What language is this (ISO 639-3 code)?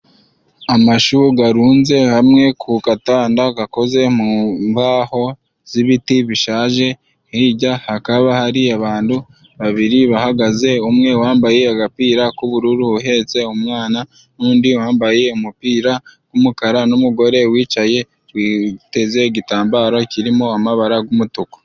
kin